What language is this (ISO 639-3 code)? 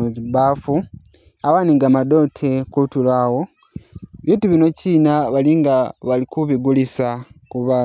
myx